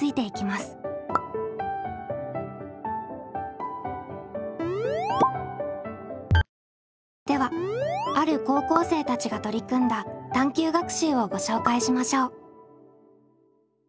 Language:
Japanese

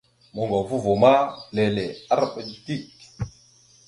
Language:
Mada (Cameroon)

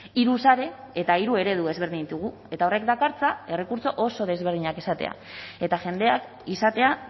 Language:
Basque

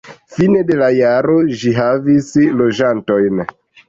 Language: Esperanto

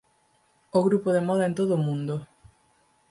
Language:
Galician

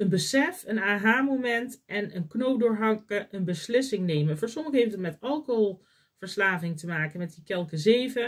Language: Dutch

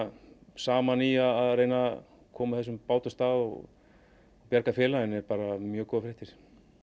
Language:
Icelandic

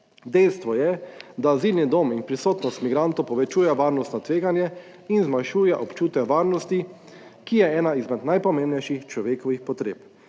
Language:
Slovenian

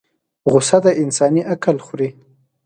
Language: Pashto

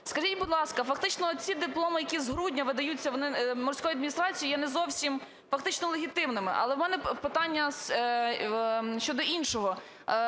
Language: Ukrainian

